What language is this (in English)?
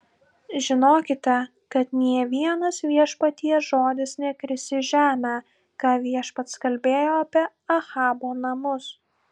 Lithuanian